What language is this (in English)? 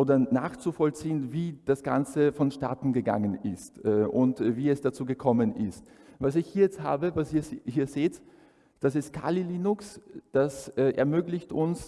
German